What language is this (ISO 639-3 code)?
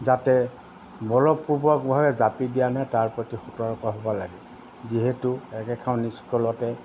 asm